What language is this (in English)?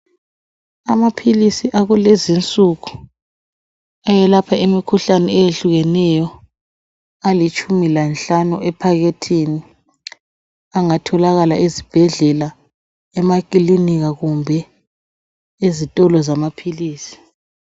North Ndebele